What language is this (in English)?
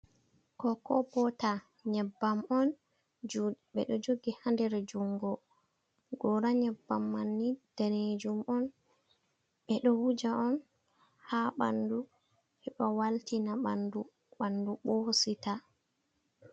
Fula